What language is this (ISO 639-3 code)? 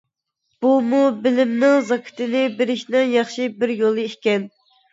uig